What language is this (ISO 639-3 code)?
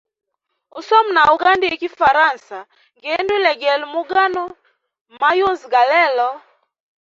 hem